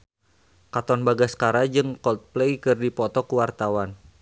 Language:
Sundanese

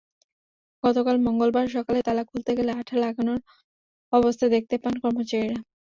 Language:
Bangla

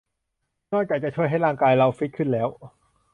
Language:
Thai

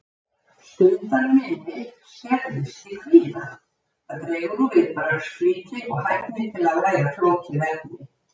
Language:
Icelandic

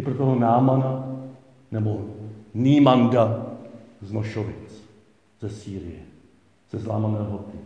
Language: Czech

